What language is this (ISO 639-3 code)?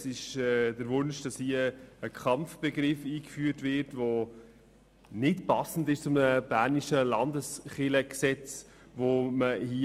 gsw